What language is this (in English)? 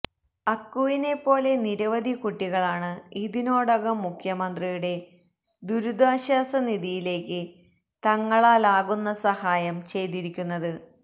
Malayalam